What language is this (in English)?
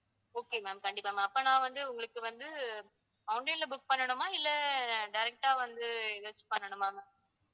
Tamil